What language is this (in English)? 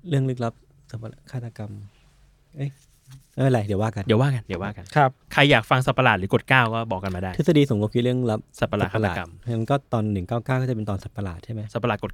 Thai